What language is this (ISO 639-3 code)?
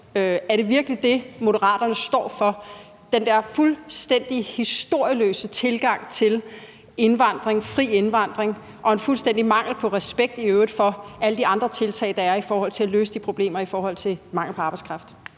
dan